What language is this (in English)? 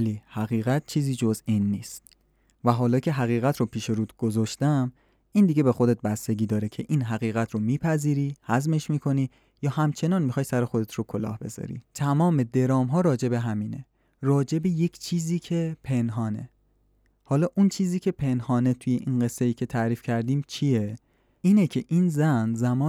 Persian